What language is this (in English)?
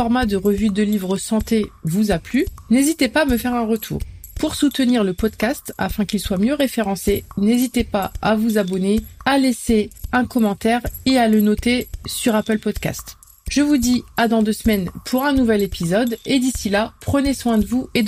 French